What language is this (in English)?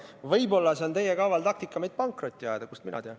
Estonian